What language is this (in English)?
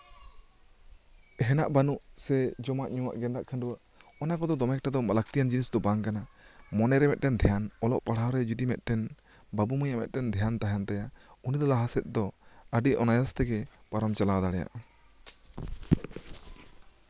Santali